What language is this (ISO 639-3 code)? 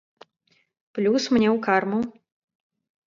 bel